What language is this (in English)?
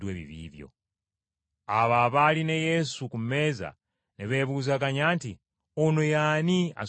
Ganda